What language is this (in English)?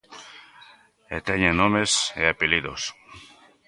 Galician